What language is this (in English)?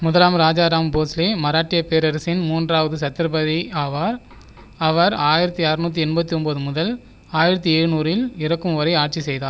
Tamil